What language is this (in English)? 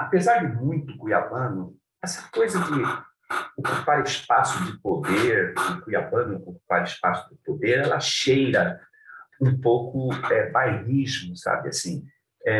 Portuguese